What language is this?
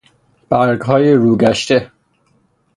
Persian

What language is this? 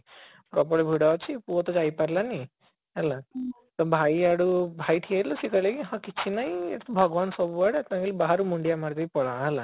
Odia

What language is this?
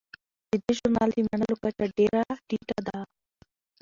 Pashto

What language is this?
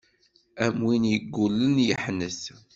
Kabyle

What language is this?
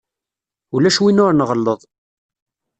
Kabyle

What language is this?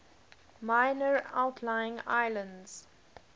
English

